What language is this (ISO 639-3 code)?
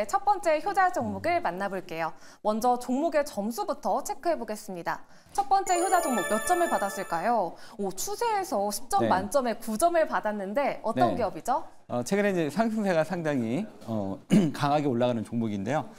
kor